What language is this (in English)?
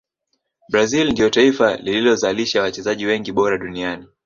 Swahili